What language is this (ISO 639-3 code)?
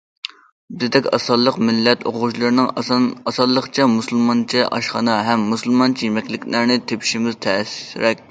uig